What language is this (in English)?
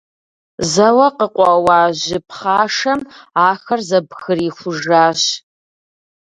Kabardian